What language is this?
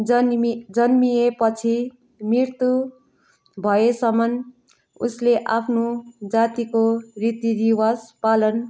Nepali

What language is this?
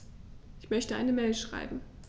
German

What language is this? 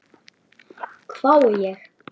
Icelandic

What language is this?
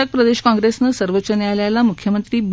Marathi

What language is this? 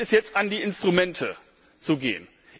German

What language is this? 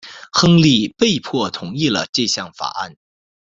Chinese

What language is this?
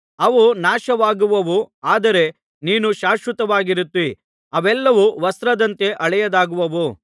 Kannada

